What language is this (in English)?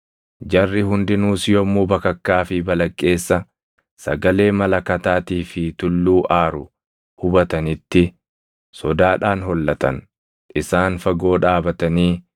Oromo